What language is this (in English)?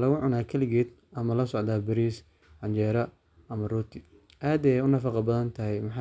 Somali